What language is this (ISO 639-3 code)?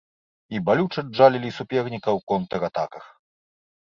bel